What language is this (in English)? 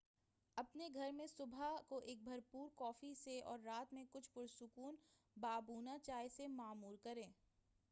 Urdu